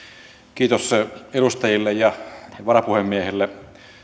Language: Finnish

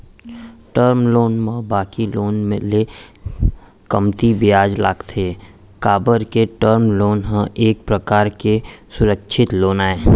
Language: Chhattisgarhi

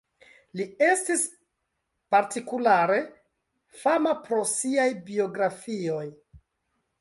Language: Esperanto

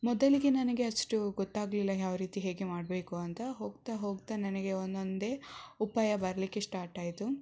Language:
Kannada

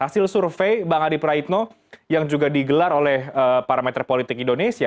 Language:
Indonesian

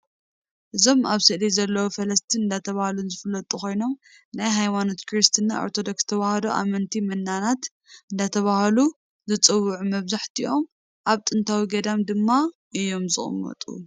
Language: Tigrinya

